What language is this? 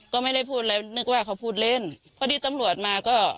Thai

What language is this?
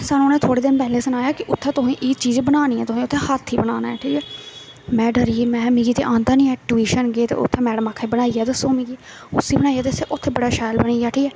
Dogri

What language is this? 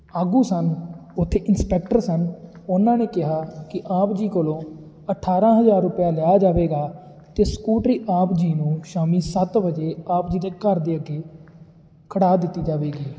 Punjabi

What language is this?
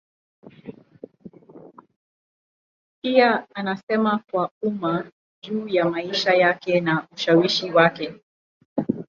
Swahili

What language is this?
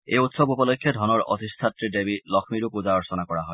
Assamese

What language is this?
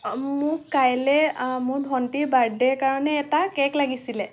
Assamese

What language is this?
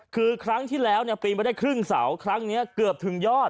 Thai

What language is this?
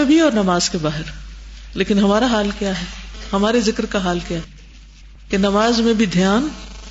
Urdu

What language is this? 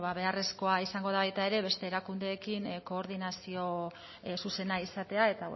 Basque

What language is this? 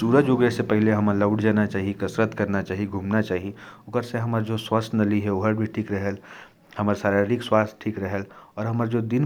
Korwa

